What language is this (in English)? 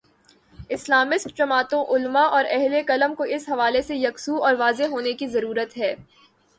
Urdu